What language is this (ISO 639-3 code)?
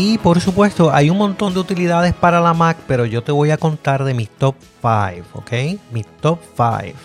spa